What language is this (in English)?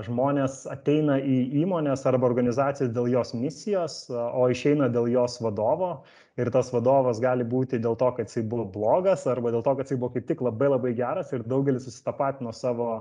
Lithuanian